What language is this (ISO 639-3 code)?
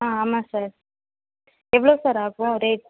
tam